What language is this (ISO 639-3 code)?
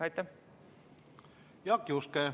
est